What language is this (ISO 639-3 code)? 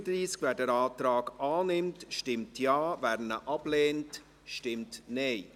gsw